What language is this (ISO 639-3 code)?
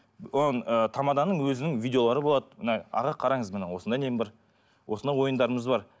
kaz